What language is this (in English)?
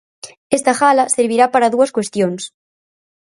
Galician